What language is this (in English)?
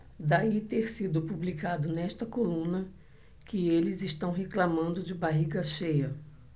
Portuguese